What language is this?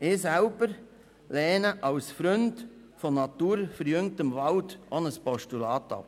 Swiss German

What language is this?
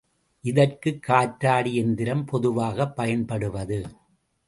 Tamil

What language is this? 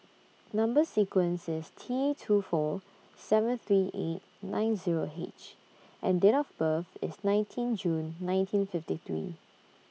English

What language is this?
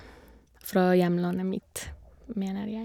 Norwegian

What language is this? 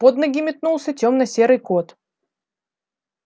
Russian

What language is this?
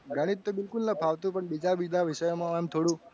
Gujarati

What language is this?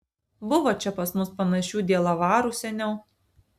Lithuanian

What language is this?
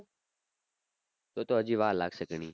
Gujarati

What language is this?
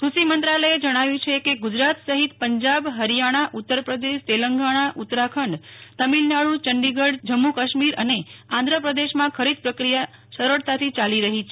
Gujarati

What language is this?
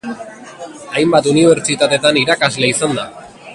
Basque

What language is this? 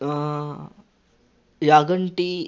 Telugu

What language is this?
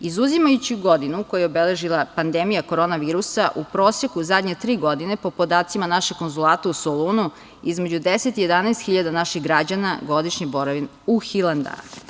Serbian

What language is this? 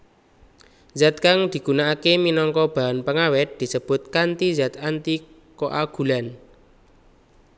Javanese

